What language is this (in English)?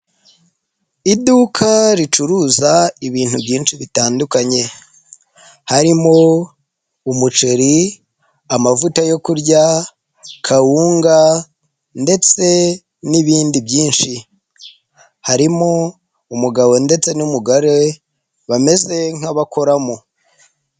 Kinyarwanda